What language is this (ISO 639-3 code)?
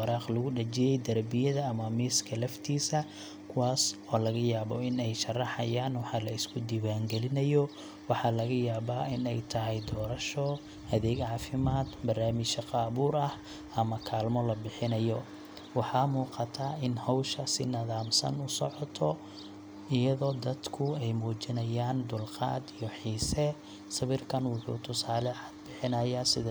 som